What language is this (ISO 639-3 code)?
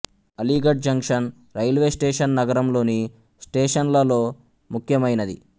tel